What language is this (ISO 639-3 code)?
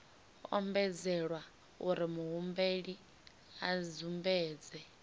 ven